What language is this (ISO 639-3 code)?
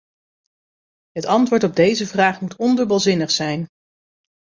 nld